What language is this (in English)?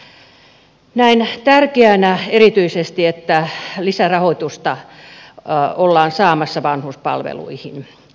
Finnish